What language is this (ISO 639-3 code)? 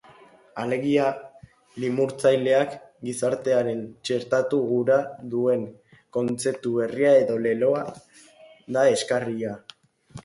eus